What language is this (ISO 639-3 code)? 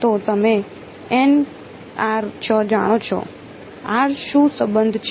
guj